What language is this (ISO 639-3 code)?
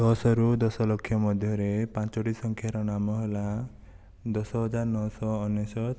ori